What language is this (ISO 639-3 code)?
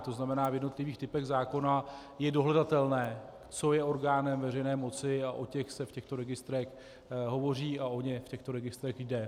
ces